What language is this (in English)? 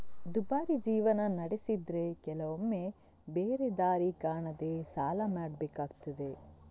Kannada